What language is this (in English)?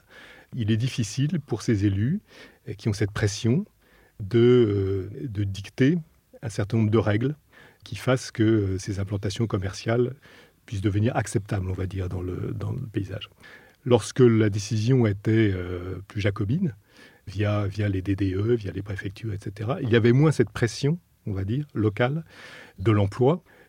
French